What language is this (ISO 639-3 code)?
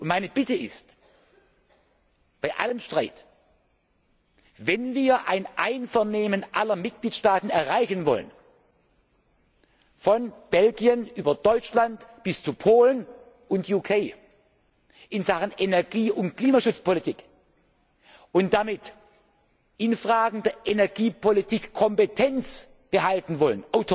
deu